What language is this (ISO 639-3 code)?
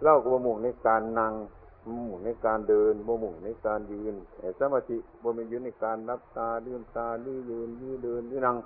tha